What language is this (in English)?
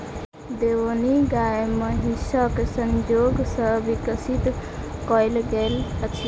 Maithili